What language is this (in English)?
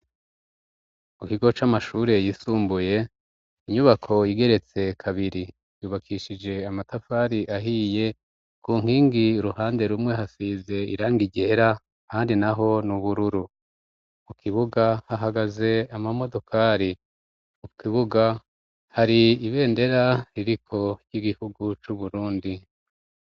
Rundi